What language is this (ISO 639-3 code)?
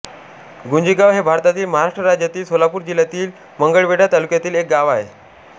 mar